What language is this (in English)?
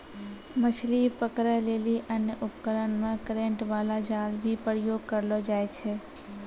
Maithili